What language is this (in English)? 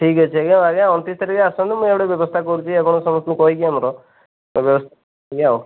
Odia